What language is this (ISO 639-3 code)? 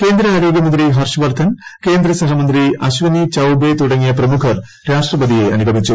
mal